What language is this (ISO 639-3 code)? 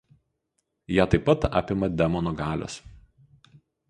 lit